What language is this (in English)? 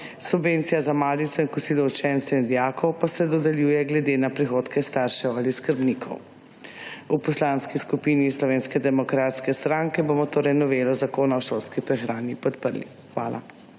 Slovenian